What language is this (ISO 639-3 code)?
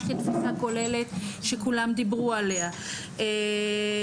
heb